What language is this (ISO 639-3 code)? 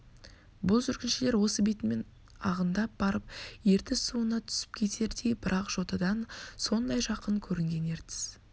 kaz